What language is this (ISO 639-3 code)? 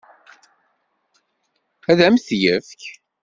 kab